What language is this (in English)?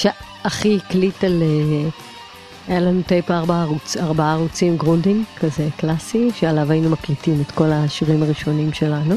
Hebrew